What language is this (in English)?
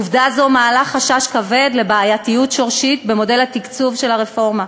Hebrew